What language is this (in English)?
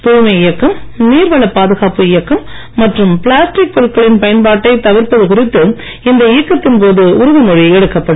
Tamil